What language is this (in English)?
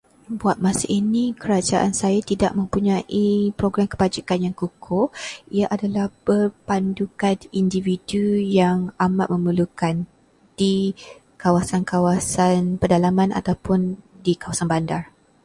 Malay